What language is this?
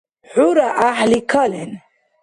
Dargwa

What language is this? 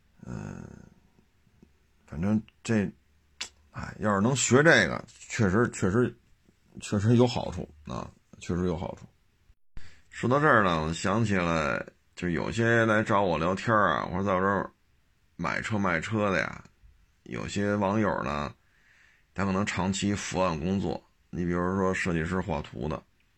Chinese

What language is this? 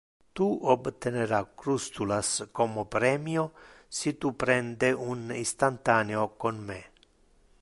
Interlingua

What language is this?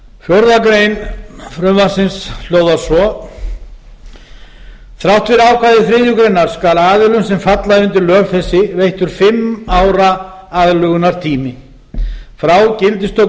Icelandic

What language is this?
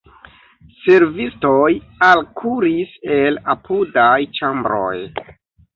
Esperanto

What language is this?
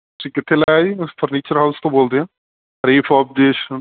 Punjabi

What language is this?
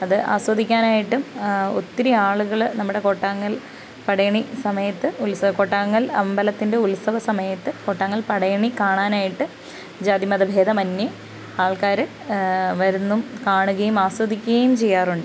Malayalam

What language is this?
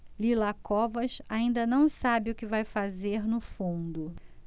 Portuguese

